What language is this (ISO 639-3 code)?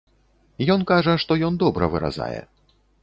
bel